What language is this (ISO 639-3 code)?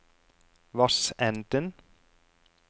nor